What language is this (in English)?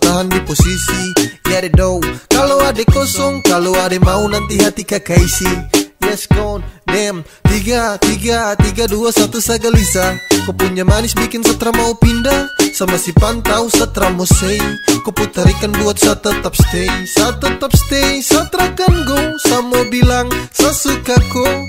Indonesian